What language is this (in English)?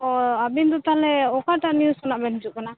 Santali